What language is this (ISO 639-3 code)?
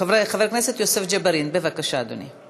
heb